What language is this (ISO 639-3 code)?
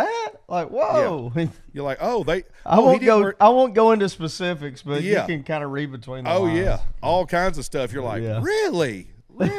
eng